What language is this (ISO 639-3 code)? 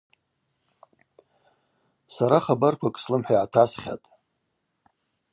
abq